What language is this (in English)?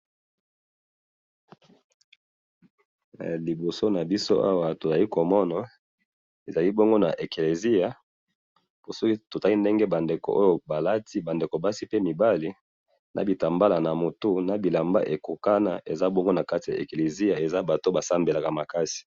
Lingala